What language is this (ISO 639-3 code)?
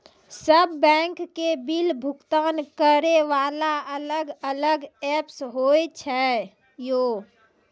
mai